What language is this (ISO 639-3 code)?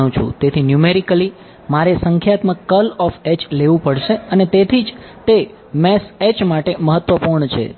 guj